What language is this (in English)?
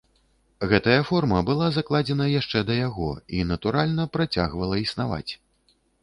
Belarusian